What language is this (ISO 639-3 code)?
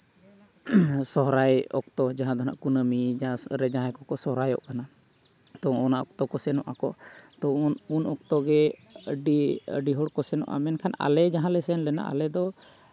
sat